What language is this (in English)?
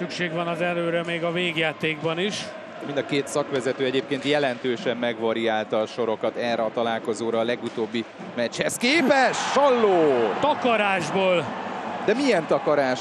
Hungarian